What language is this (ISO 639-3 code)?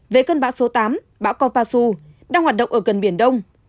vie